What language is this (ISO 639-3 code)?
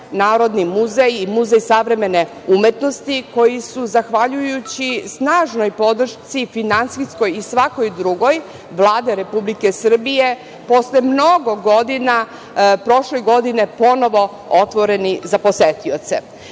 srp